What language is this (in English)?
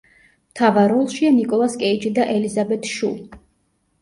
Georgian